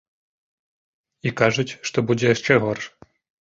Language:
Belarusian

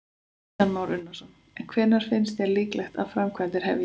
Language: Icelandic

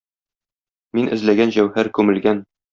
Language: Tatar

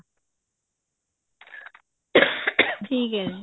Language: Punjabi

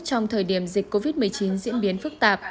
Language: Vietnamese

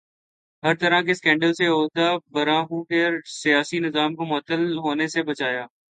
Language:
Urdu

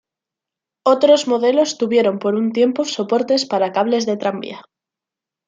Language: Spanish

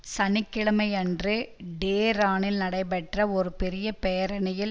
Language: Tamil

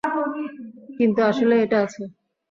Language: Bangla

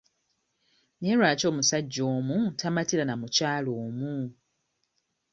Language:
Ganda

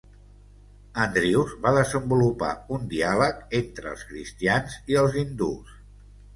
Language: Catalan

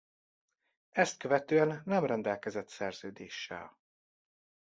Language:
Hungarian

